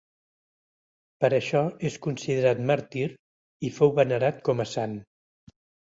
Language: Catalan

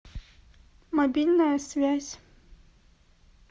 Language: Russian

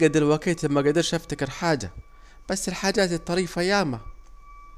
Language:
Saidi Arabic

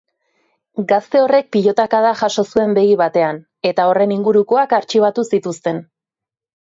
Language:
Basque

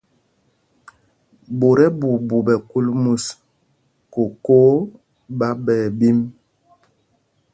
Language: Mpumpong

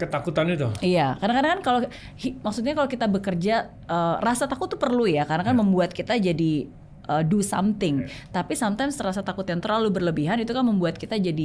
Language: Indonesian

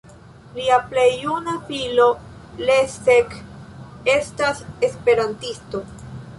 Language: Esperanto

